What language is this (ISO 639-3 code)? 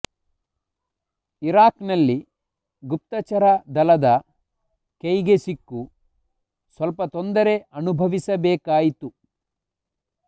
kan